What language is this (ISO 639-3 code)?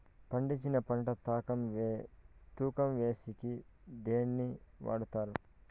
tel